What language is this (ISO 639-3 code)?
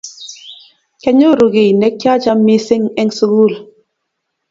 kln